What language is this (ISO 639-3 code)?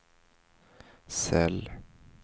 swe